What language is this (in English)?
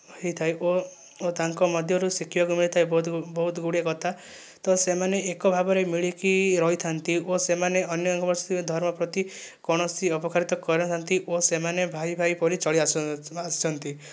Odia